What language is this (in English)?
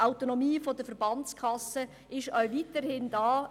Swiss German